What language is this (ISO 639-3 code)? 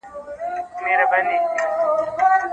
pus